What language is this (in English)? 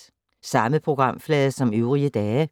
Danish